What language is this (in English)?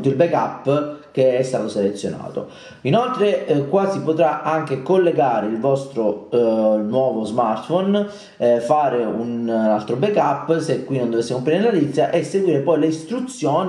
Italian